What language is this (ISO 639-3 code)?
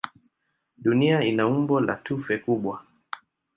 swa